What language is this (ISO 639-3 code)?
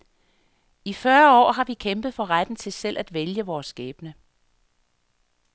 dan